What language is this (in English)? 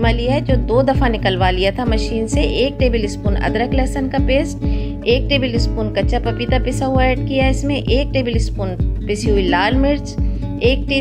Hindi